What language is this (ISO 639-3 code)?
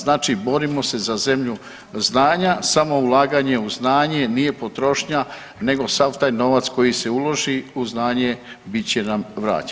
hrv